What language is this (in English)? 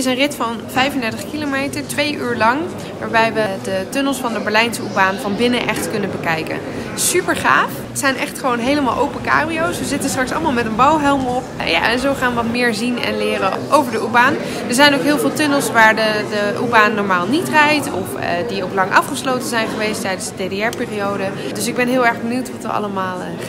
Dutch